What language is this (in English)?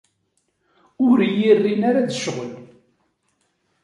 Kabyle